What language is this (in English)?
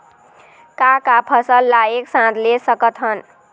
Chhattisgarhi